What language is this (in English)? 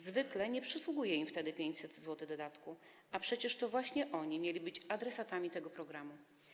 Polish